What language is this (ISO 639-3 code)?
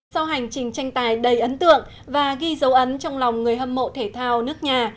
vie